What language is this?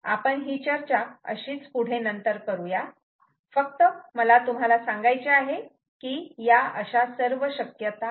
Marathi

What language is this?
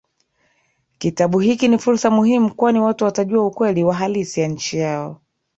Swahili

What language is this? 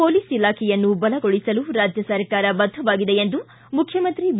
Kannada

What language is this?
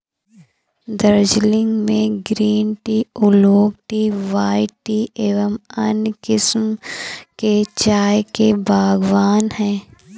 Hindi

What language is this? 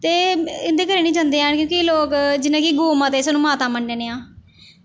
Dogri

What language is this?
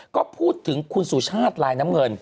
Thai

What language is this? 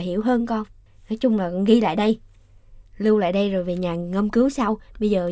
Vietnamese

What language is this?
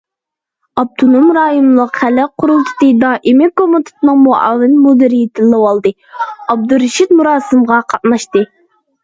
Uyghur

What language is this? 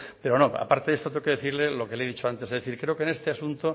Spanish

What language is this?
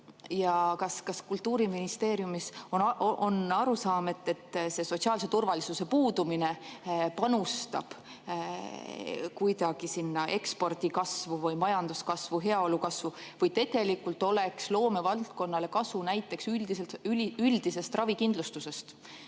Estonian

